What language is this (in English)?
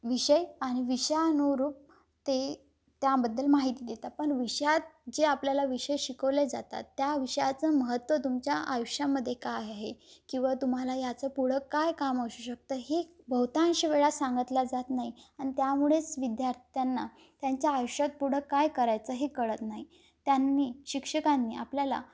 Marathi